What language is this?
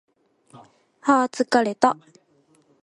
Japanese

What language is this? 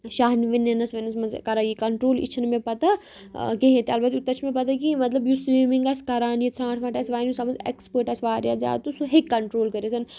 Kashmiri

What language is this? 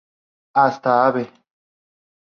Spanish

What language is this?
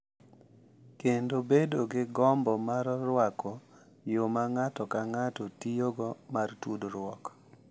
Luo (Kenya and Tanzania)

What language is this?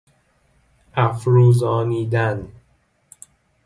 Persian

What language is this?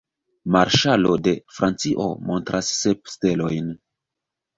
Esperanto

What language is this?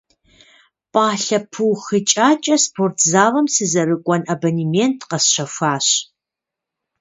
Kabardian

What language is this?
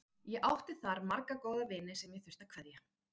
Icelandic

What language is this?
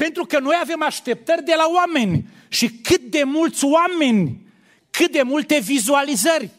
Romanian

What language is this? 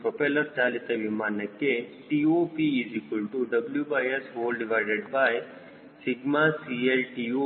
Kannada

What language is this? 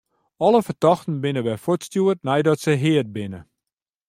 Western Frisian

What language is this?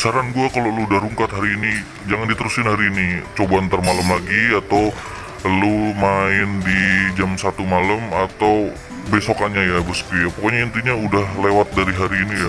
Indonesian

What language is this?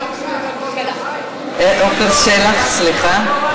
Hebrew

